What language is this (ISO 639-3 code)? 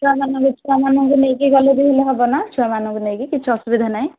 ori